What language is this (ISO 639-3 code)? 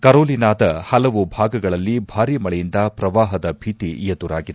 kan